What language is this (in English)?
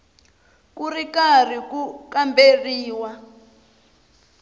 Tsonga